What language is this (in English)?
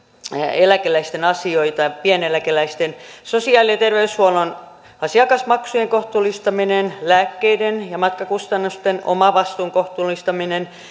Finnish